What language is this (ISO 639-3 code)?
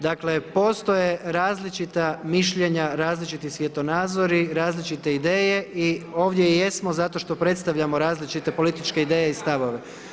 hrv